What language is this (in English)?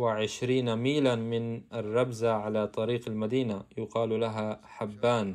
Arabic